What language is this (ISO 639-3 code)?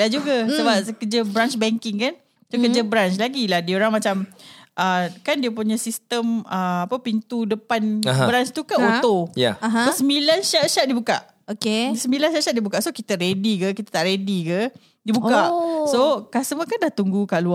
msa